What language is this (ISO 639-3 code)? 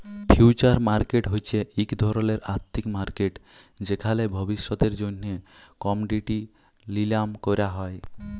ben